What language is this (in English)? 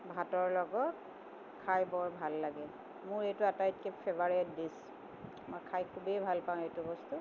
Assamese